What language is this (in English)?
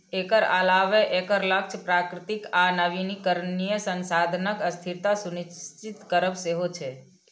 Maithili